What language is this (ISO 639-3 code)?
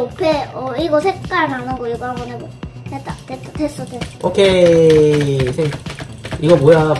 kor